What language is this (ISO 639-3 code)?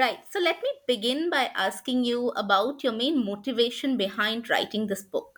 eng